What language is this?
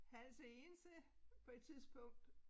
Danish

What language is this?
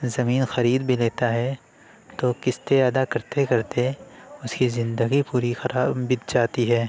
Urdu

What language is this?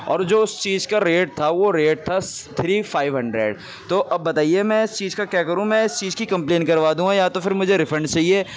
Urdu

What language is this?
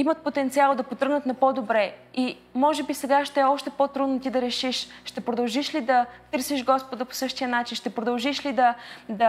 Bulgarian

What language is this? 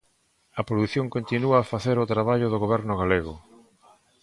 Galician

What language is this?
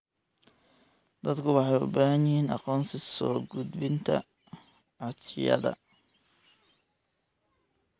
Somali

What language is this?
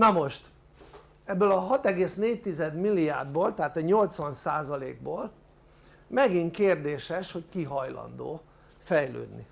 Hungarian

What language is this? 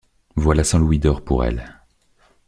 French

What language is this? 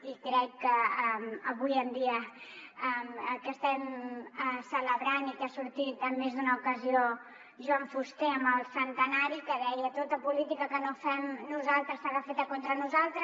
Catalan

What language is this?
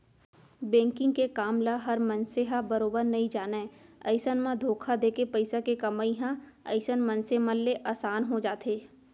Chhattisgarhi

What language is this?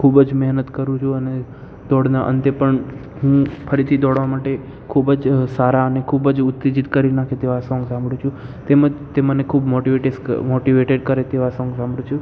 Gujarati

